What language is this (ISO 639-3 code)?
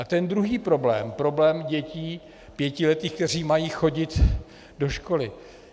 ces